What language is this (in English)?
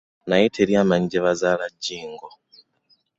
Ganda